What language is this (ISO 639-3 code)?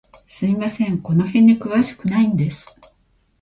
jpn